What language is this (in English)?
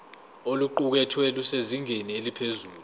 Zulu